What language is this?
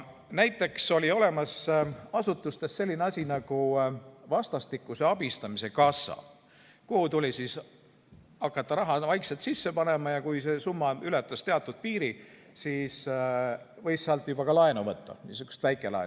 Estonian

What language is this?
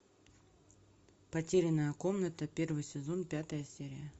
Russian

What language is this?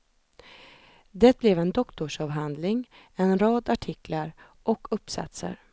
Swedish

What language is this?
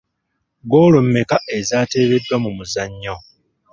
Ganda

